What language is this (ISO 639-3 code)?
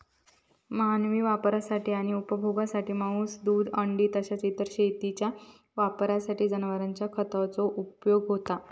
mar